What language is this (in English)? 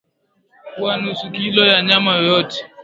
Swahili